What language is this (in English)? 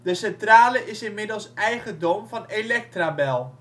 Dutch